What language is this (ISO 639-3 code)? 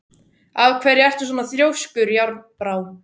isl